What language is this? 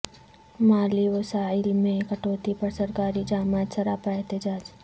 Urdu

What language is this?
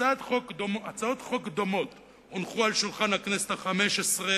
Hebrew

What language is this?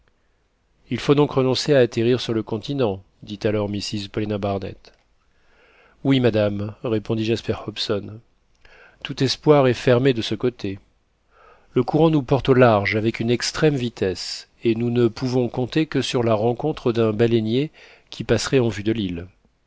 French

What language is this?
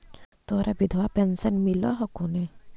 Magahi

